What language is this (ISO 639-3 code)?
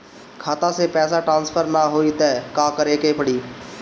bho